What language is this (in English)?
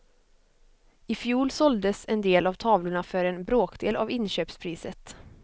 Swedish